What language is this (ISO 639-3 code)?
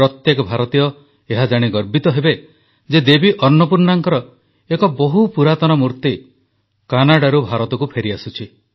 ori